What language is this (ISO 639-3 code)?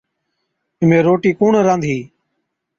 odk